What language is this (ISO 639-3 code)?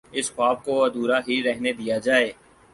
urd